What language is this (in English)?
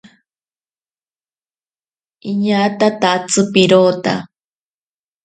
Ashéninka Perené